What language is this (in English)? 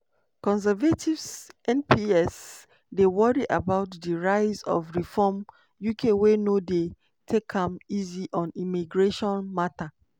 Nigerian Pidgin